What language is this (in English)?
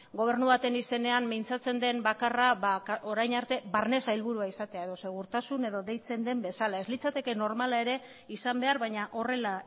Basque